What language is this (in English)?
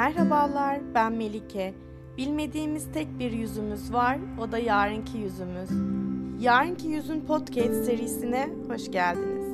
Turkish